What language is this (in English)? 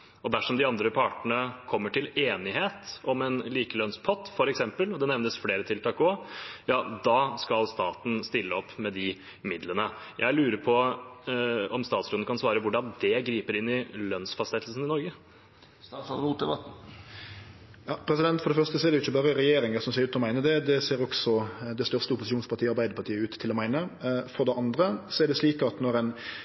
Norwegian